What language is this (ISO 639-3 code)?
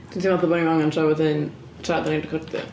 cym